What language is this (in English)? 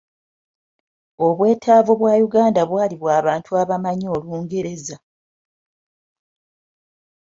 Ganda